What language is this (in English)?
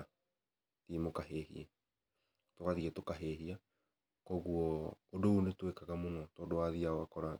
Kikuyu